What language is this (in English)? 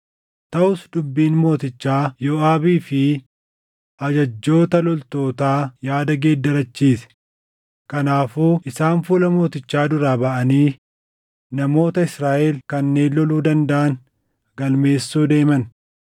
Oromo